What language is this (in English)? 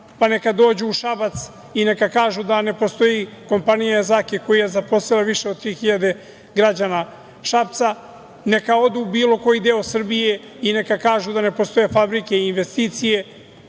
Serbian